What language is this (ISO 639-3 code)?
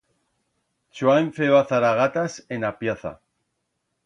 arg